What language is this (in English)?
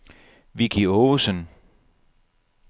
Danish